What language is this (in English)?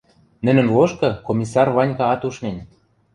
Western Mari